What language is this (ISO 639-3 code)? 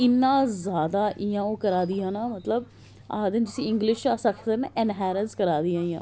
doi